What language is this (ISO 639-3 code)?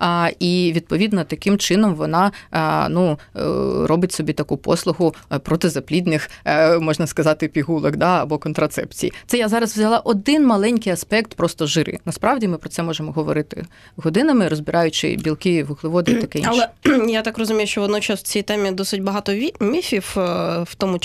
ukr